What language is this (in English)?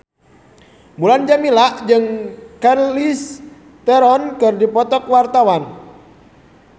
Sundanese